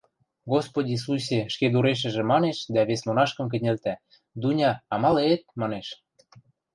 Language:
Western Mari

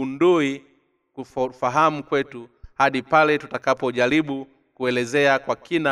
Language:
Swahili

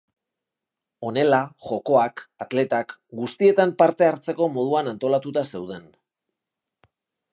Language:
Basque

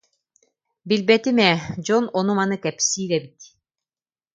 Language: Yakut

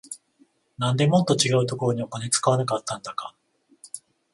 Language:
Japanese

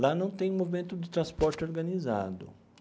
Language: Portuguese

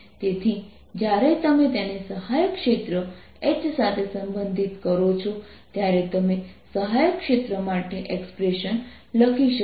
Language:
Gujarati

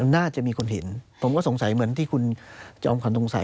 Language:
Thai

